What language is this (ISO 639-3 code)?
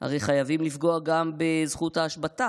heb